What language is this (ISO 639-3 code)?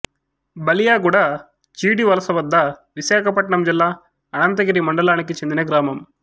tel